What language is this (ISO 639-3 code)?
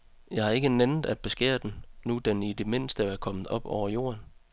dan